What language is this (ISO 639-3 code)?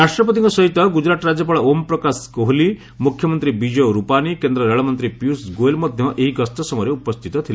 ori